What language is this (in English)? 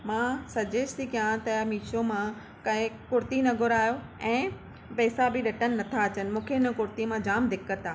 Sindhi